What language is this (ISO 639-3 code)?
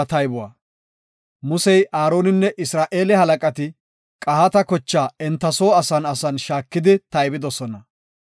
gof